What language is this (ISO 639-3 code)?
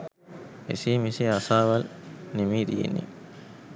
sin